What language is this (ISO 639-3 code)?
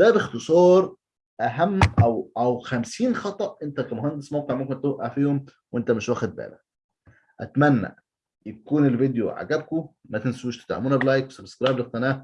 ara